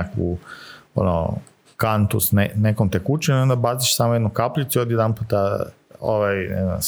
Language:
Croatian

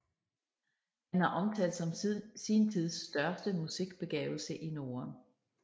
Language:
Danish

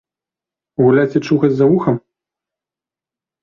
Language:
Belarusian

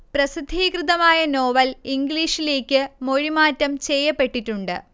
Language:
Malayalam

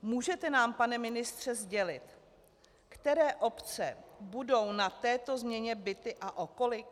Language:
Czech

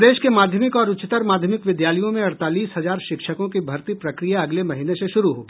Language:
Hindi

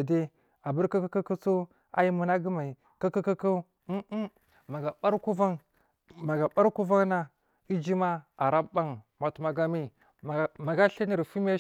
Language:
Marghi South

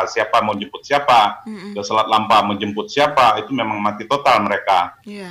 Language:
Indonesian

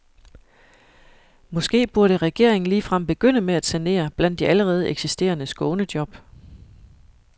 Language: Danish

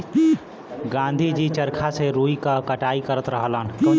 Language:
Bhojpuri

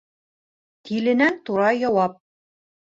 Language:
Bashkir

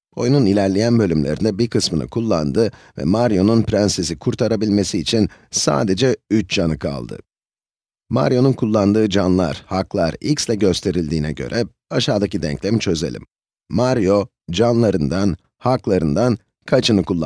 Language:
Turkish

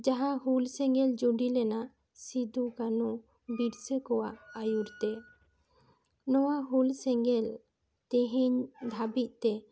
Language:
Santali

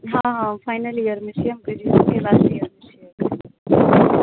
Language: Maithili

